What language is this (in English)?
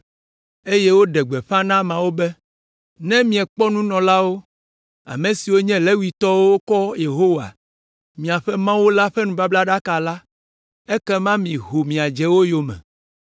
Ewe